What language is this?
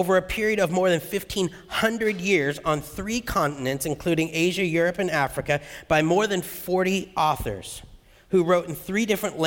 English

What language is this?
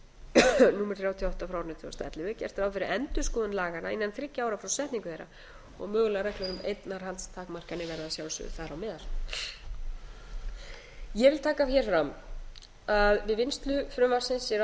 Icelandic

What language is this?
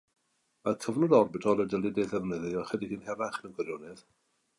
Welsh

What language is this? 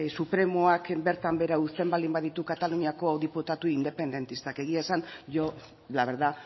Basque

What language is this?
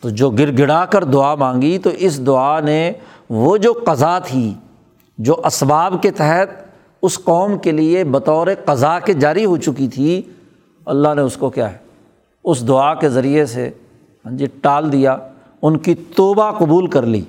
Urdu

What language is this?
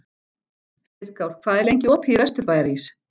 Icelandic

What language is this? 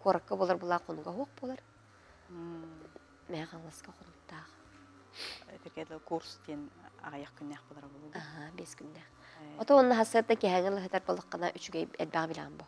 Turkish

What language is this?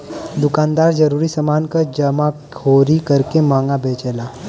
Bhojpuri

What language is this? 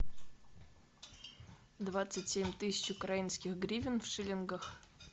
Russian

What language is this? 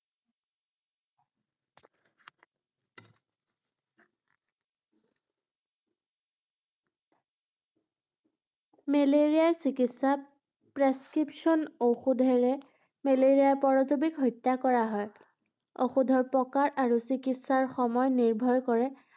Assamese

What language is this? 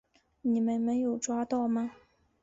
Chinese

